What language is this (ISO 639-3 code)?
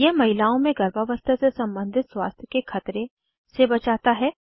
hin